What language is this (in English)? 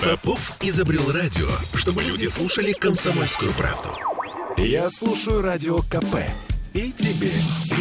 Russian